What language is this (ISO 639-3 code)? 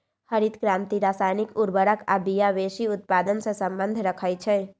mag